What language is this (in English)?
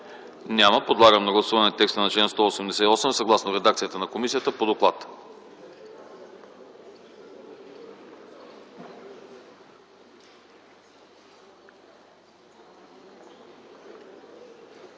Bulgarian